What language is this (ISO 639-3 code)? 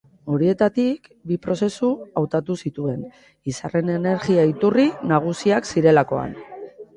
eus